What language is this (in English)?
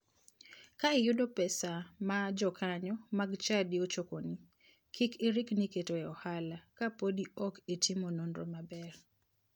Luo (Kenya and Tanzania)